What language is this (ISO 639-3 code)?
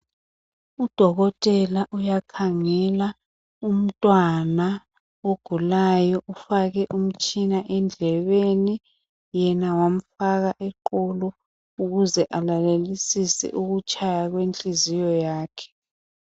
nde